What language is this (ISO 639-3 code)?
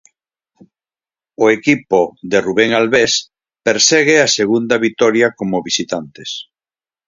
glg